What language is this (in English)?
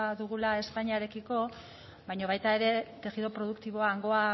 Basque